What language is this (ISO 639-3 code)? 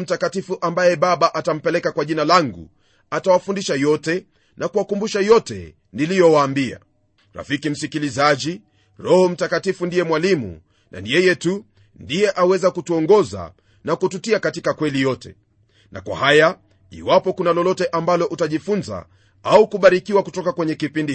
swa